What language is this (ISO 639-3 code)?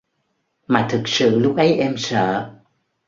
vie